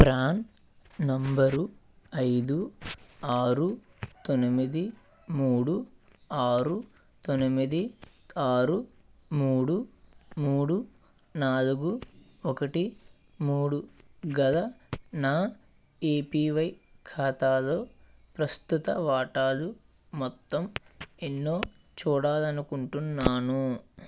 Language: Telugu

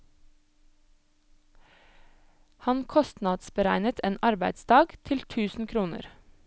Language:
Norwegian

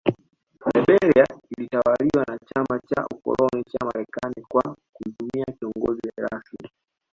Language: Swahili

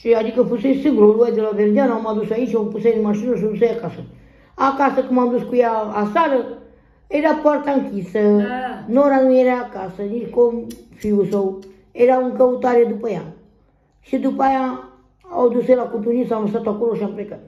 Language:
Romanian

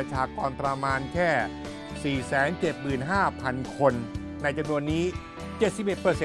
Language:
Thai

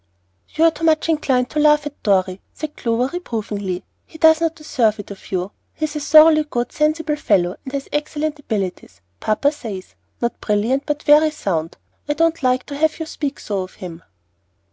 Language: English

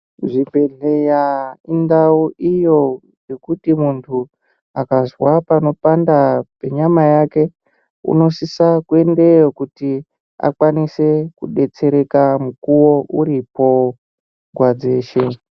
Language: Ndau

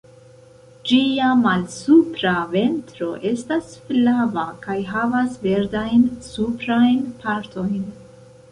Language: Esperanto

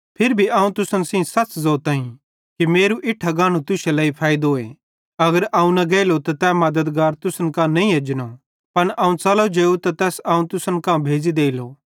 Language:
Bhadrawahi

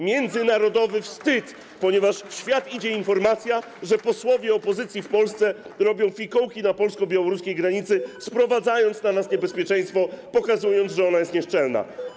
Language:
Polish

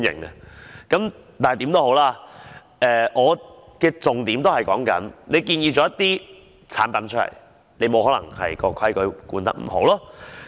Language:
Cantonese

